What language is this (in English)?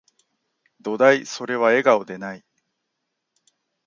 Japanese